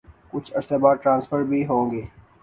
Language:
Urdu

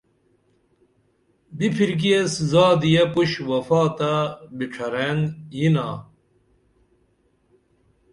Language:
Dameli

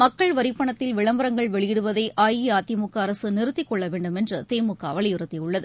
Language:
Tamil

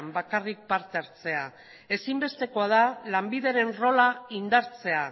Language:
Basque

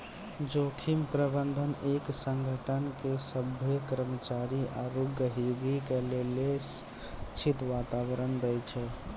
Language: Maithili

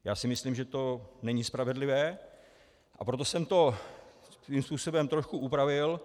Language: Czech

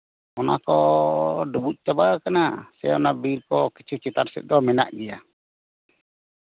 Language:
Santali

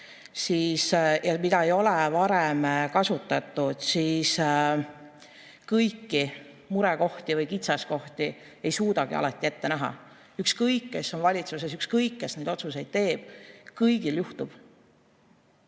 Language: Estonian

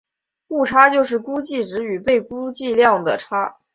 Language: Chinese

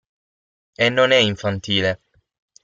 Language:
Italian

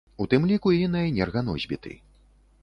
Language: Belarusian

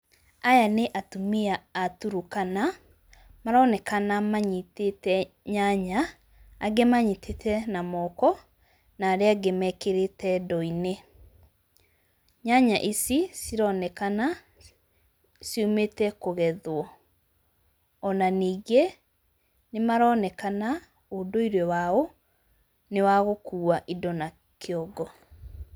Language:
Kikuyu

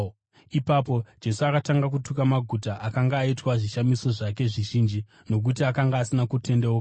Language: Shona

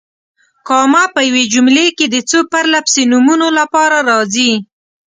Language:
Pashto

